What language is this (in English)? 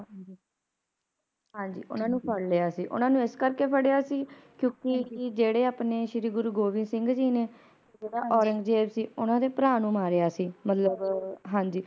Punjabi